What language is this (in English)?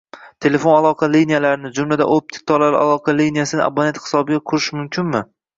Uzbek